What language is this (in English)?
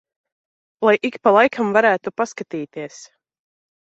Latvian